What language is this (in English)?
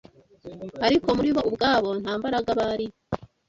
Kinyarwanda